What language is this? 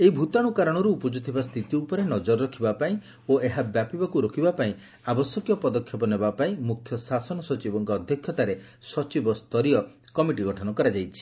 Odia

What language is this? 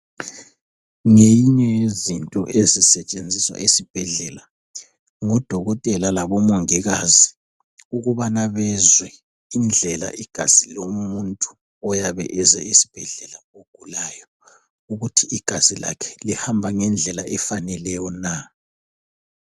North Ndebele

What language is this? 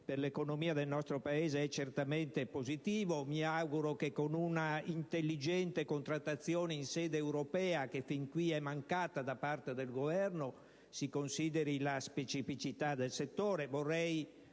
Italian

